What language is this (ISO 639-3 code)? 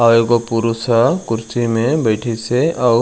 hne